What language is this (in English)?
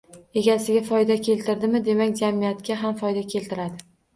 Uzbek